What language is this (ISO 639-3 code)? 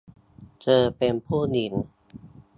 tha